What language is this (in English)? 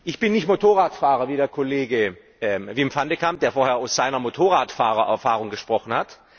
German